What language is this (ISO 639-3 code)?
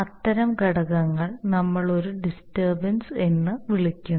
mal